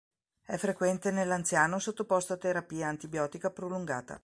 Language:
Italian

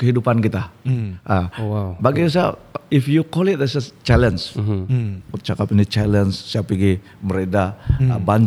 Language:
Malay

